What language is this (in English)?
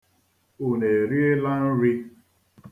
Igbo